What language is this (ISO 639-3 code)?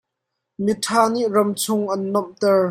cnh